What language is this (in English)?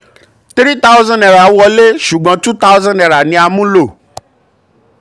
Yoruba